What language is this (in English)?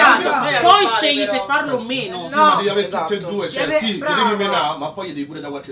Italian